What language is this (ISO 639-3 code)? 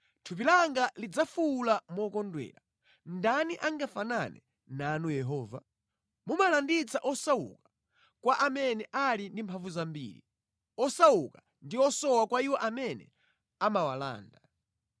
nya